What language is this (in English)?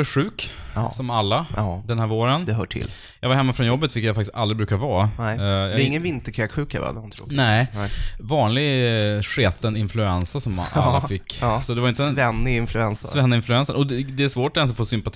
Swedish